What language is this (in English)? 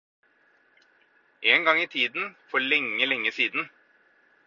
Norwegian Bokmål